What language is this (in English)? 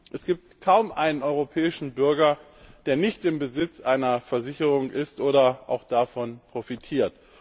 German